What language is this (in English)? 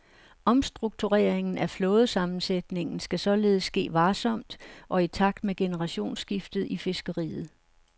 Danish